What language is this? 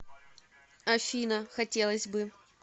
Russian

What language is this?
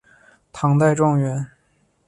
Chinese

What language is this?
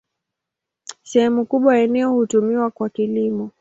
Swahili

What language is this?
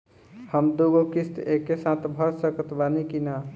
Bhojpuri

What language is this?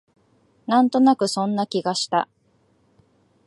Japanese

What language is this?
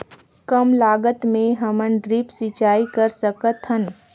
Chhattisgarhi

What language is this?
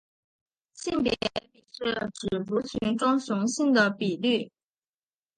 Chinese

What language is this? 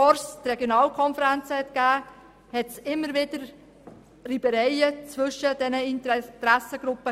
Swiss German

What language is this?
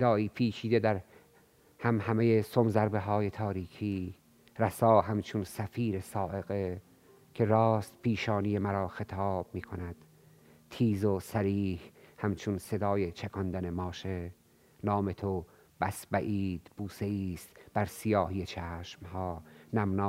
Persian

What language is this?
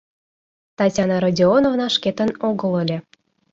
Mari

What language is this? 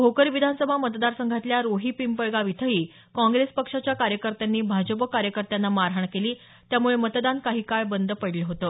Marathi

